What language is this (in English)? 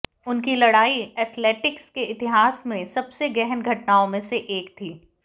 Hindi